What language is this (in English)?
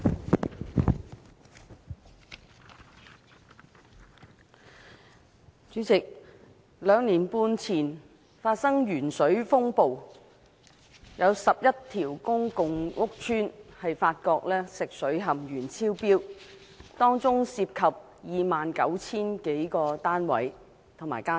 Cantonese